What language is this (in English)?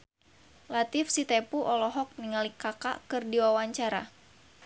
Sundanese